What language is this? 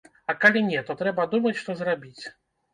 Belarusian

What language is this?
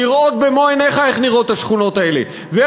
Hebrew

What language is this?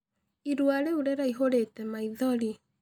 Kikuyu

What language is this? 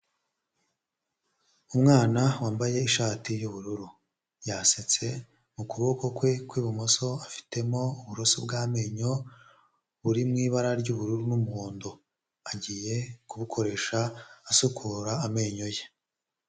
Kinyarwanda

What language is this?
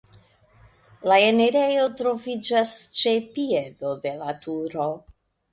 Esperanto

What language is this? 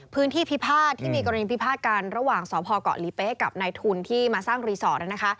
Thai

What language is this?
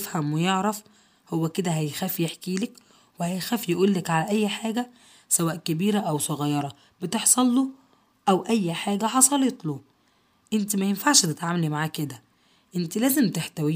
Arabic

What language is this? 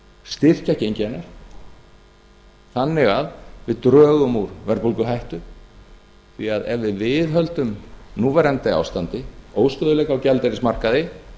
Icelandic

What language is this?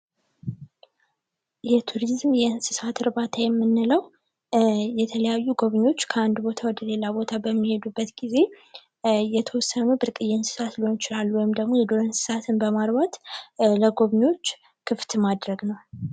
Amharic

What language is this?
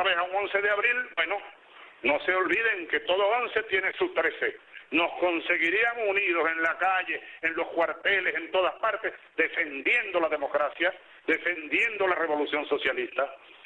Spanish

